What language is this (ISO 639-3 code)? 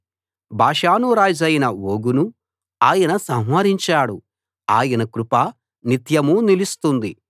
tel